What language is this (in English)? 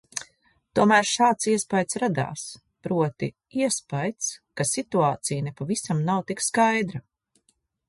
Latvian